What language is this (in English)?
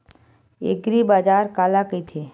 Chhattisgarhi